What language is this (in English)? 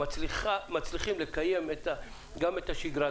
Hebrew